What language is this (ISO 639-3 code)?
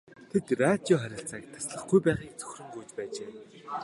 mon